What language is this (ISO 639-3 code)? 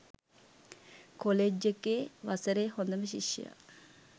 sin